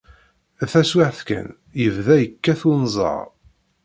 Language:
Kabyle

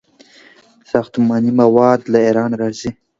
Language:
Pashto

